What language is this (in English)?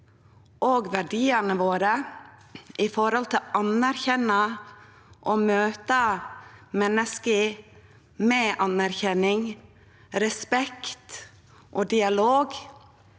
Norwegian